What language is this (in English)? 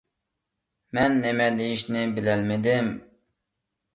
Uyghur